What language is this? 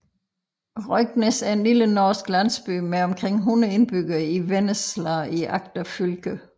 Danish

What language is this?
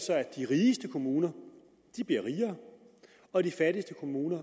Danish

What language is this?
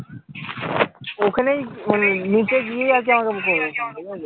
Bangla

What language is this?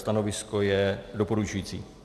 Czech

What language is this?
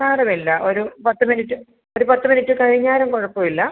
Malayalam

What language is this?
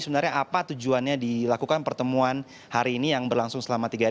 Indonesian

